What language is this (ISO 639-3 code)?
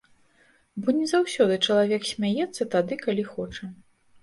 bel